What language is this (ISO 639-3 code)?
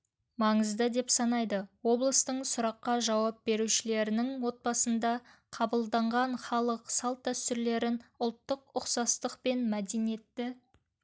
kaz